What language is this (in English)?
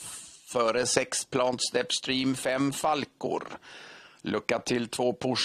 Swedish